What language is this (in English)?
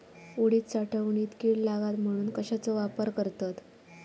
Marathi